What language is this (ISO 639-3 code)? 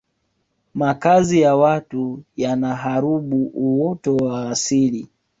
swa